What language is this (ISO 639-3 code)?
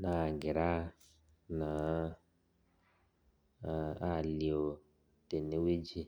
mas